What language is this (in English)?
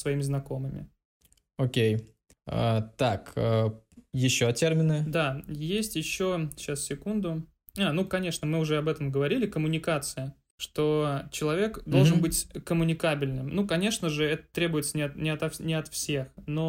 Russian